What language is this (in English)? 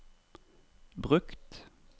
Norwegian